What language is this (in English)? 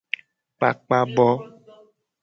Gen